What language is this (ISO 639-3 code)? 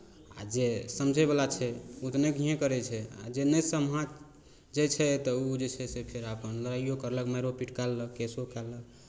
mai